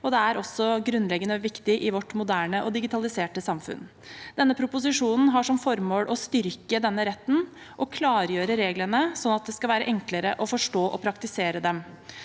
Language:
Norwegian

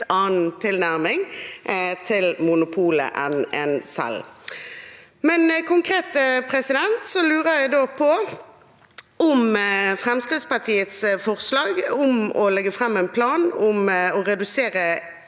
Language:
Norwegian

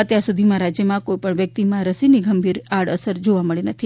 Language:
Gujarati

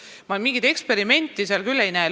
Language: Estonian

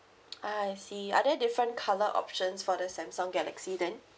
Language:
English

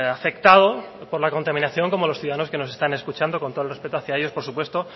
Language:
Spanish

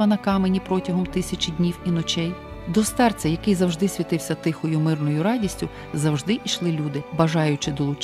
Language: Ukrainian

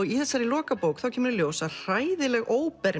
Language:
Icelandic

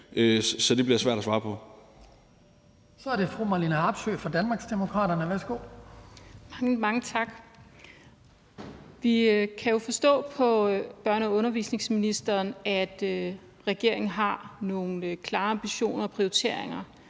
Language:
Danish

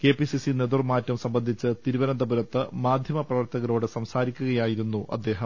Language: Malayalam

